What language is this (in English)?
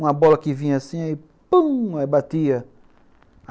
Portuguese